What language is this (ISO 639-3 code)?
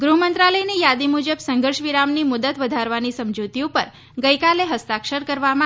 guj